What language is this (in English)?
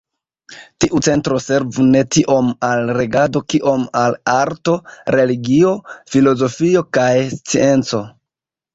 Esperanto